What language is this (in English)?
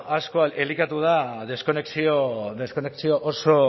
Basque